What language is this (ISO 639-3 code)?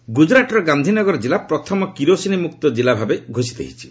ori